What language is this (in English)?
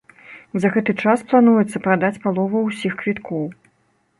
Belarusian